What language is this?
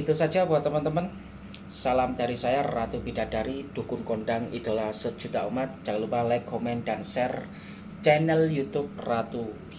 Indonesian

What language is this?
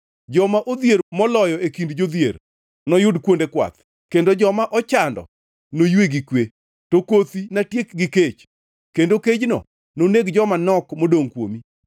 Luo (Kenya and Tanzania)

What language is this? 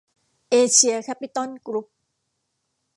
Thai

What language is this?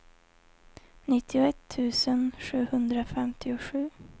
Swedish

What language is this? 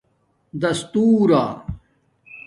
Domaaki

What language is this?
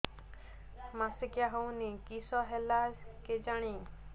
Odia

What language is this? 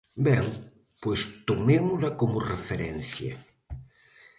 Galician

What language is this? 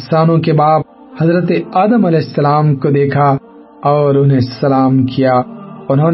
Urdu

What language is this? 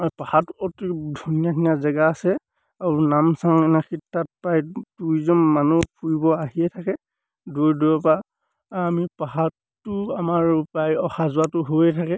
Assamese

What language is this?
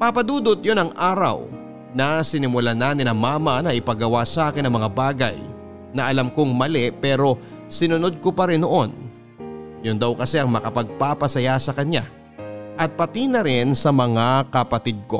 Filipino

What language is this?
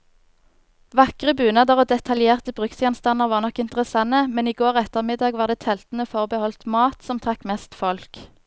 Norwegian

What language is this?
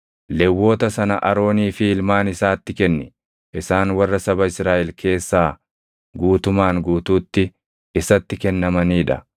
Oromo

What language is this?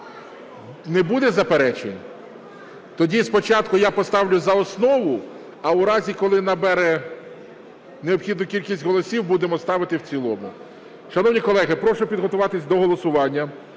Ukrainian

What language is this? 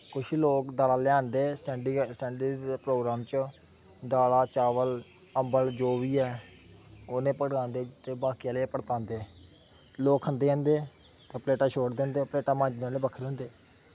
Dogri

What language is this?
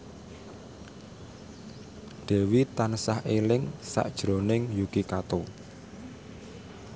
Javanese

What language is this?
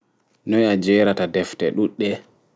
Fula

